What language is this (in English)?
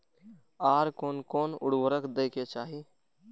Maithili